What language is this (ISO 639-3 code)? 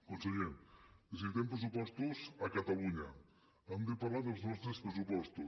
cat